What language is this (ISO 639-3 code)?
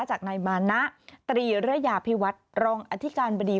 tha